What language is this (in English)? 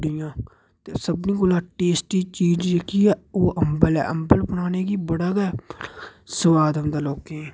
Dogri